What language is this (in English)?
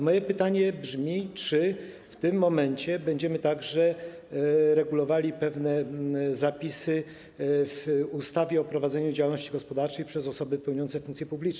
Polish